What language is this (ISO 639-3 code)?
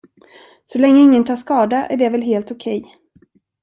swe